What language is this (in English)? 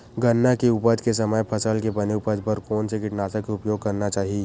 Chhattisgarhi